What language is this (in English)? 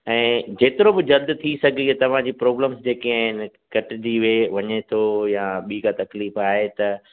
Sindhi